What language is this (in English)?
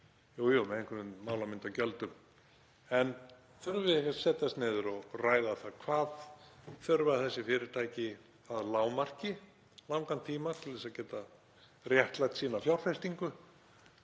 Icelandic